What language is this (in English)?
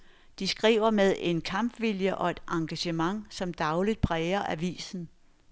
Danish